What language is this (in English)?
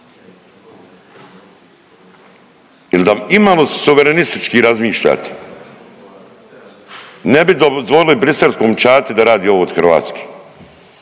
Croatian